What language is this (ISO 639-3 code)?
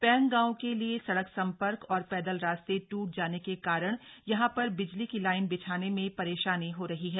hin